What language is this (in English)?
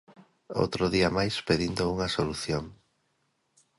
Galician